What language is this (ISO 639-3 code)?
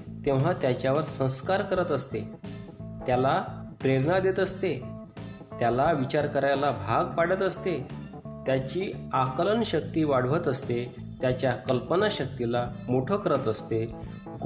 mar